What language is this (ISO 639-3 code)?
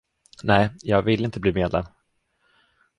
swe